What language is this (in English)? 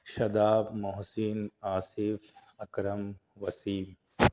Urdu